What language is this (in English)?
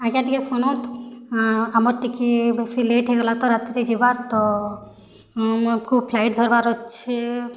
Odia